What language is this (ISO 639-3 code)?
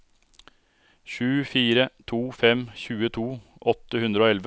nor